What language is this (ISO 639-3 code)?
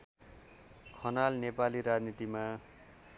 nep